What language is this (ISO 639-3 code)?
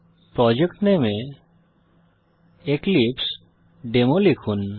ben